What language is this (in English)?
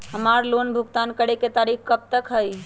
Magahi